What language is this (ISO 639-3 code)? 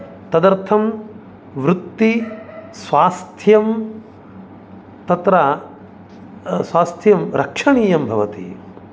san